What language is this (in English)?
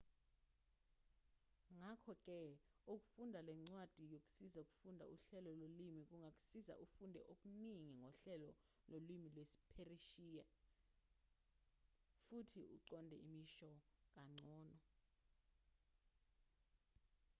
Zulu